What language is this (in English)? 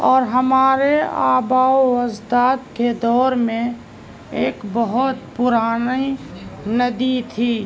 Urdu